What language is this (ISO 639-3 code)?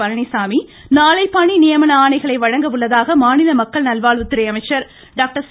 tam